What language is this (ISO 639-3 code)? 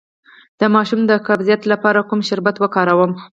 pus